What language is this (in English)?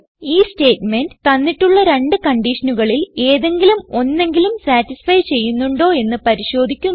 Malayalam